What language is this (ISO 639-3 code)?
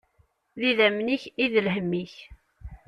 kab